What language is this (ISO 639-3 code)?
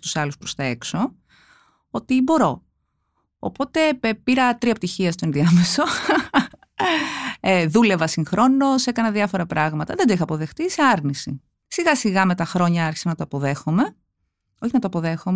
ell